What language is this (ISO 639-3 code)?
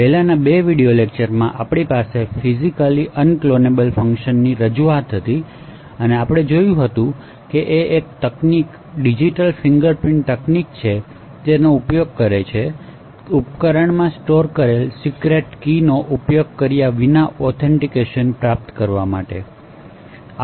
guj